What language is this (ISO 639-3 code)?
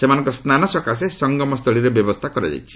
ori